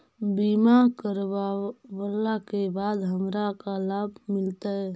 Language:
Magahi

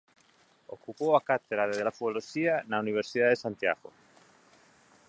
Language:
Galician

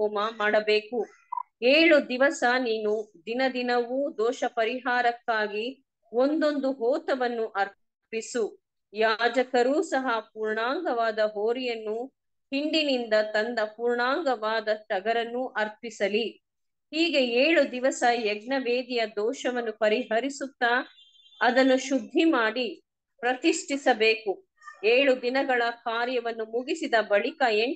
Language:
Kannada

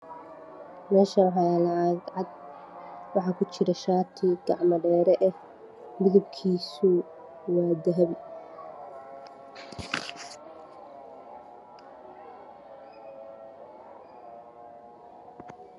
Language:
Somali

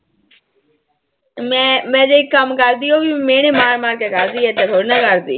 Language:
Punjabi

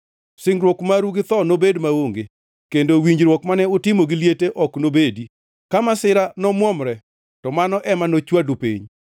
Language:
Luo (Kenya and Tanzania)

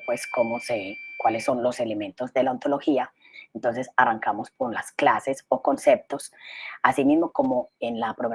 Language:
Spanish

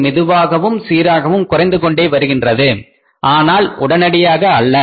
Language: Tamil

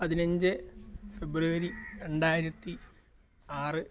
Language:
Malayalam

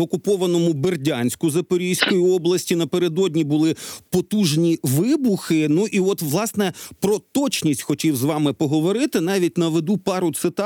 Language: Ukrainian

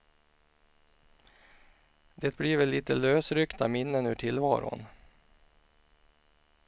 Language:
Swedish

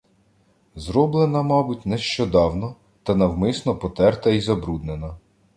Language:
Ukrainian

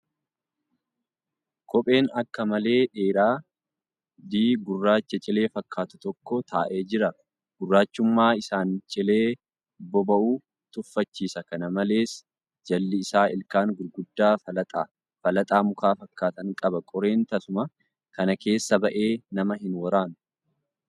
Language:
Oromo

